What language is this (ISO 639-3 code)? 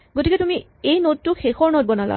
asm